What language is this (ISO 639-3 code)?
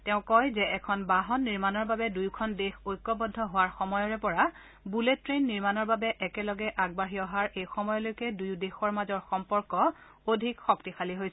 asm